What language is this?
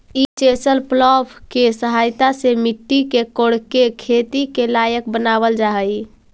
Magahi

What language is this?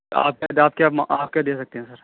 Urdu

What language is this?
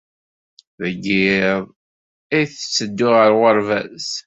Kabyle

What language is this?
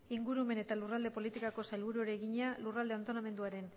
Basque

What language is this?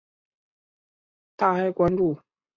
Chinese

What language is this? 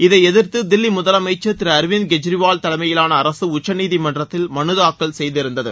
Tamil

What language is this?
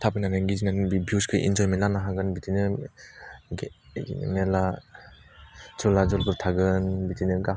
Bodo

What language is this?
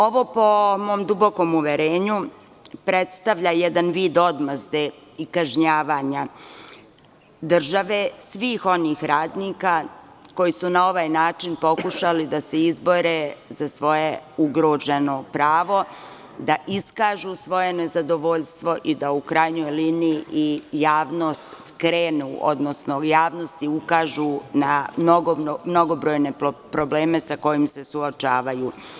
Serbian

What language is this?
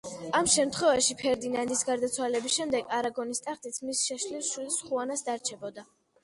Georgian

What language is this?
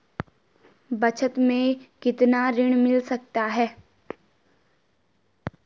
Hindi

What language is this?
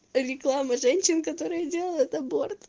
Russian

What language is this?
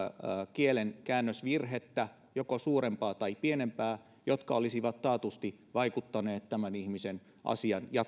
Finnish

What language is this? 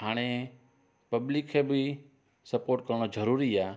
Sindhi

